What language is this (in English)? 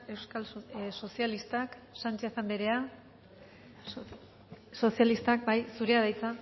Basque